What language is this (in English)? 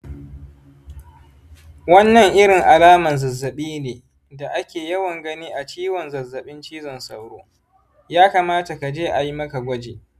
Hausa